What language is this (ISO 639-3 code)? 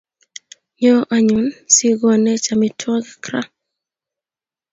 kln